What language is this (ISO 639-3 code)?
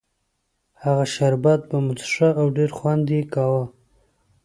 pus